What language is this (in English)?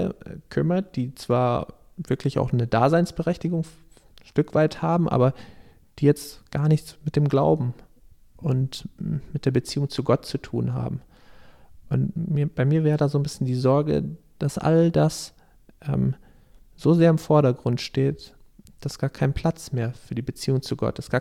German